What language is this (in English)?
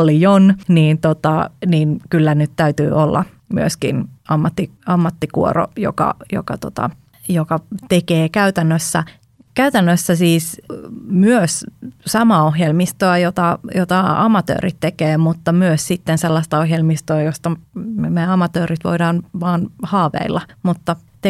Finnish